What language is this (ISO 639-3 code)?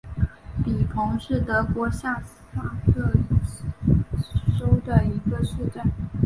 zho